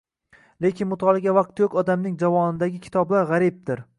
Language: Uzbek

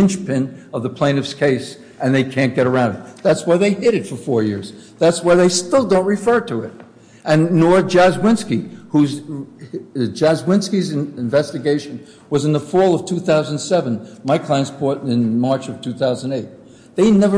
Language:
English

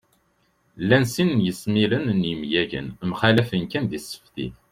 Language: Kabyle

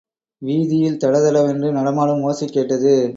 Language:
Tamil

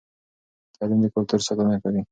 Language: Pashto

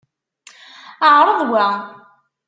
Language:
Kabyle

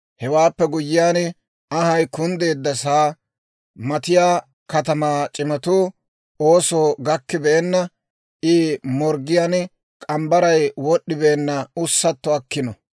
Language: Dawro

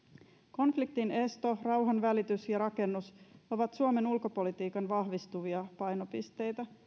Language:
Finnish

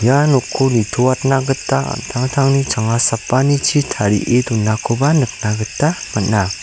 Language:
Garo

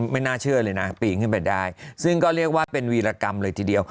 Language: Thai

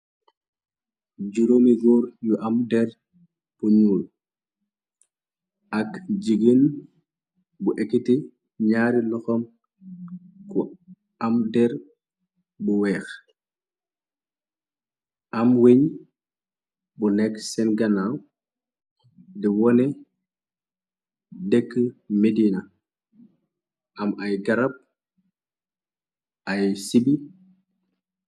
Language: Wolof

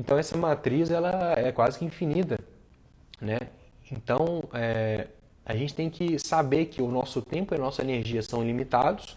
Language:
Portuguese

